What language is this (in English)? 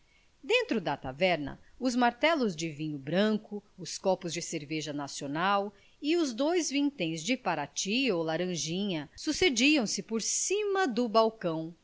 Portuguese